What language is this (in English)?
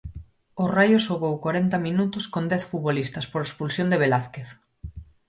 Galician